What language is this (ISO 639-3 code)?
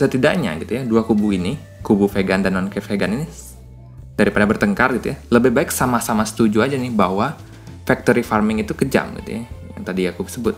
ind